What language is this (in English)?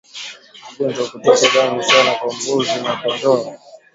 Swahili